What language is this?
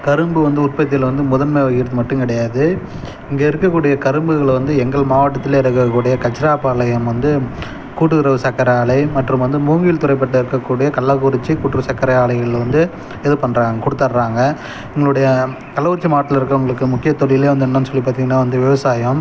Tamil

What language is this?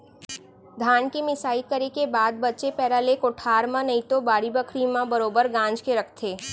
Chhattisgarhi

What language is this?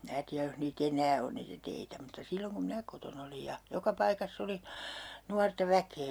Finnish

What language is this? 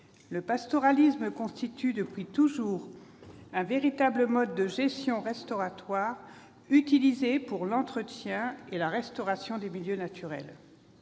French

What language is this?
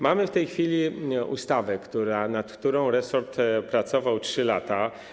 Polish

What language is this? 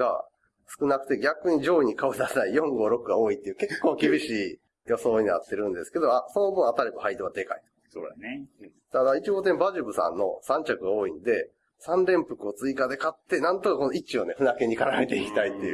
Japanese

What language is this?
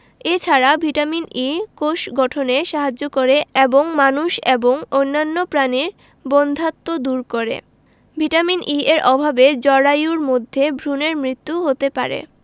Bangla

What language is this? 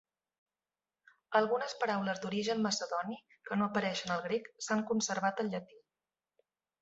Catalan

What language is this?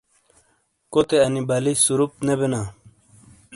Shina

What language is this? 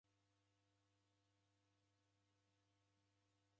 Taita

